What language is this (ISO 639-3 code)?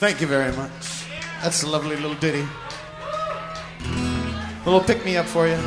eng